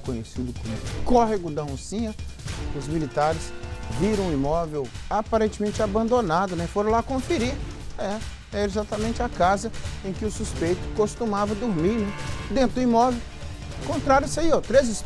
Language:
Portuguese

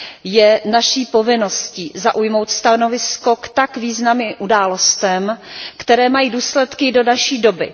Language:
Czech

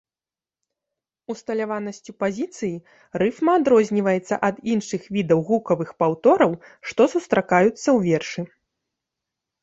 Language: Belarusian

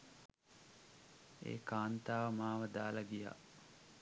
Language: Sinhala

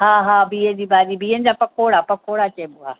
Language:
Sindhi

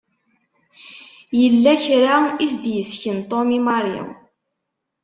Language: Kabyle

